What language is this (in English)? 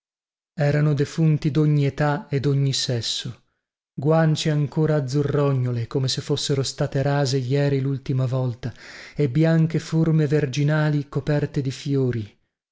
Italian